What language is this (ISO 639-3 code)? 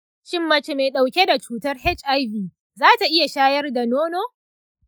hau